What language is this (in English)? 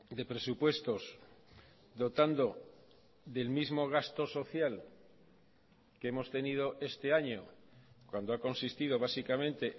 Spanish